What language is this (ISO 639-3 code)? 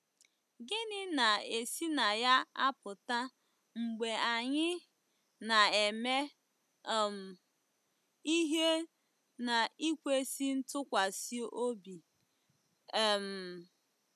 ibo